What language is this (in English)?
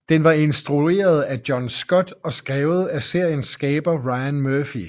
Danish